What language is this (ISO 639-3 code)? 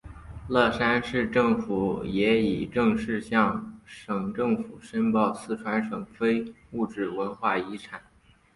zho